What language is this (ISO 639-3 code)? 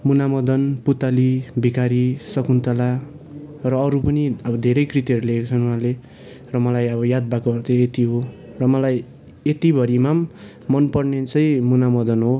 nep